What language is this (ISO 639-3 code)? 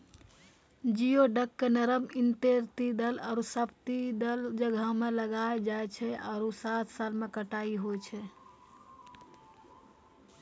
mai